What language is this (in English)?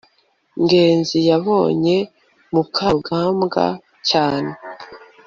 Kinyarwanda